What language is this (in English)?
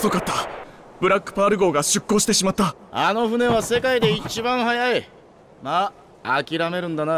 Japanese